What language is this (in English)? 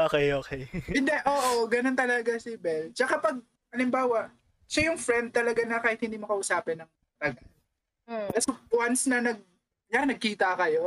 Filipino